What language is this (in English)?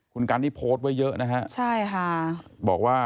Thai